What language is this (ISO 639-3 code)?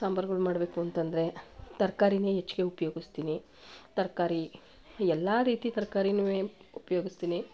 kan